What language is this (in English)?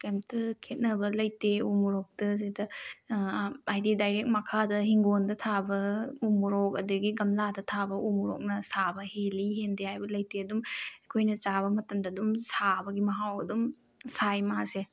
Manipuri